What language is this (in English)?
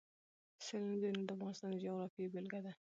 Pashto